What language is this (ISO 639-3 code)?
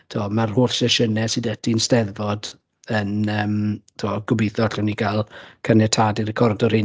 cym